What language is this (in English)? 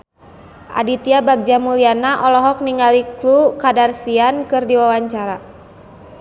Sundanese